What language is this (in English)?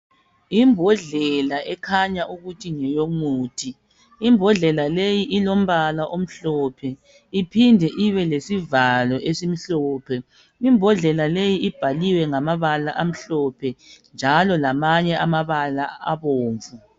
North Ndebele